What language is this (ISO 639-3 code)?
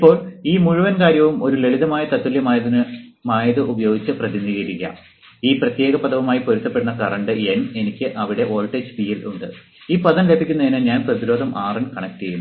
mal